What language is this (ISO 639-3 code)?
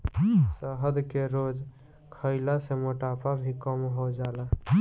bho